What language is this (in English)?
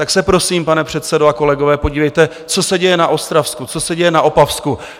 Czech